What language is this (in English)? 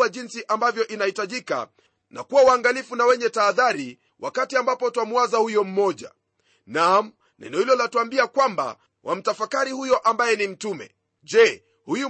Swahili